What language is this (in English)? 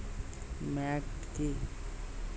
Bangla